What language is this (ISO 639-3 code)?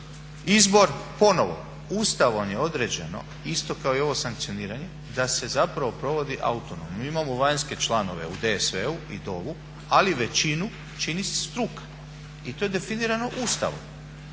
hrv